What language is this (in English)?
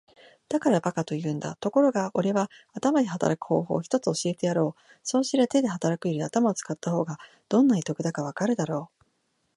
Japanese